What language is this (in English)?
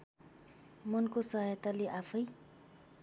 Nepali